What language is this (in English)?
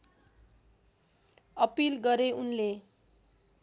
Nepali